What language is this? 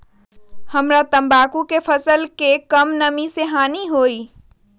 Magahi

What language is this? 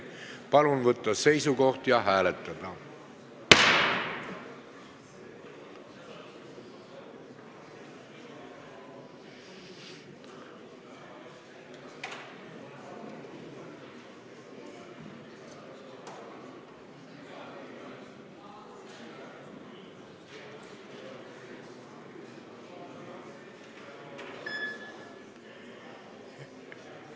Estonian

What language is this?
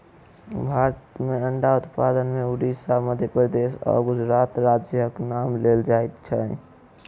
Maithili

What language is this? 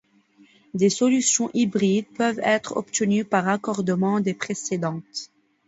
French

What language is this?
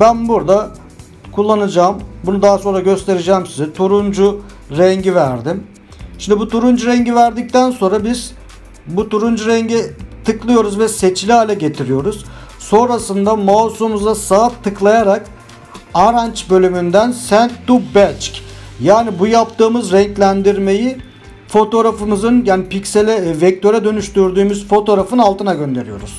Turkish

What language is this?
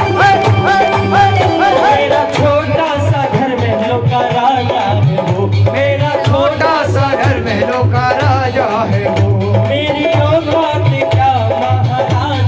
Hindi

